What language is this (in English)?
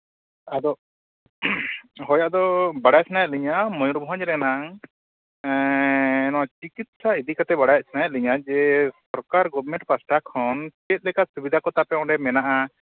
Santali